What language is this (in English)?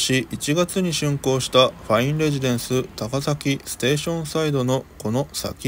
Japanese